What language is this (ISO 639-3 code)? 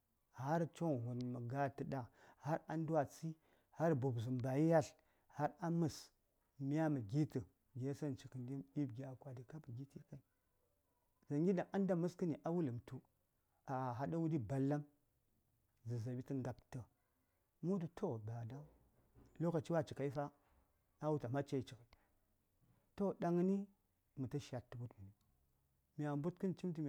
say